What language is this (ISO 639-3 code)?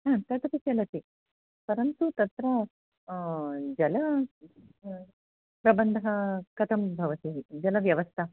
san